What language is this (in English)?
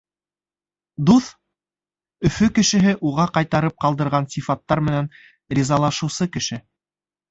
Bashkir